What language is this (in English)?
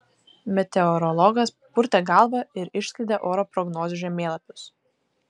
Lithuanian